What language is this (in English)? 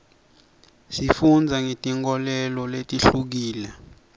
Swati